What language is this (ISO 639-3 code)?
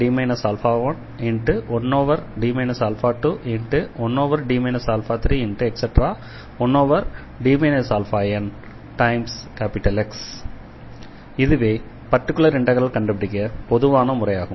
tam